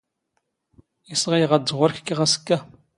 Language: Standard Moroccan Tamazight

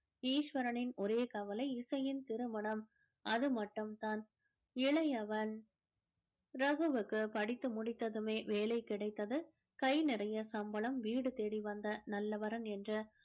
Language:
Tamil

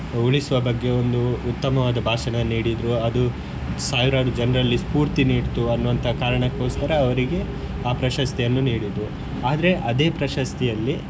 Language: Kannada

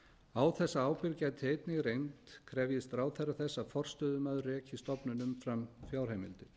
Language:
Icelandic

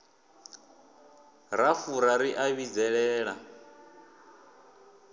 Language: Venda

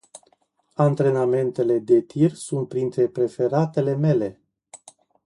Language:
Romanian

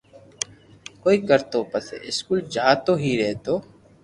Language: Loarki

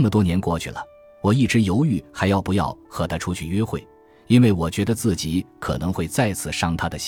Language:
Chinese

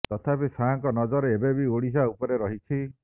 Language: Odia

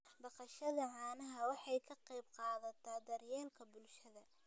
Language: Somali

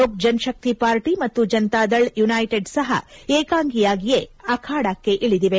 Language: Kannada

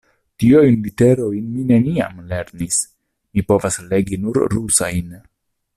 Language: Esperanto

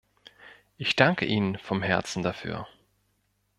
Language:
German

